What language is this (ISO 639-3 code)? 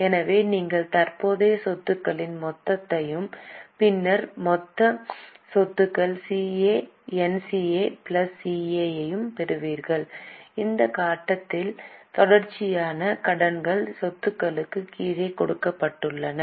tam